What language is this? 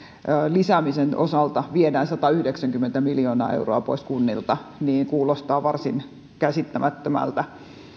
Finnish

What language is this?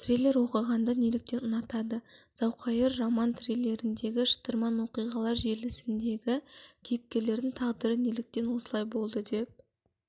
Kazakh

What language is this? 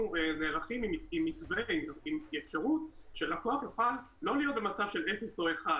Hebrew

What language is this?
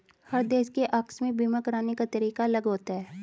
Hindi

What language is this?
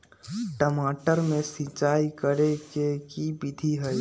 Magahi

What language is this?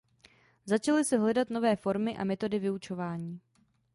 Czech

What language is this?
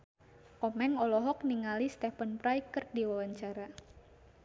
Sundanese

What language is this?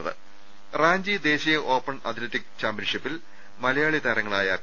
Malayalam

